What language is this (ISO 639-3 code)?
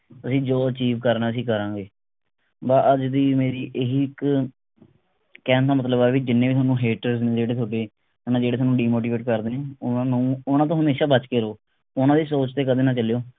pan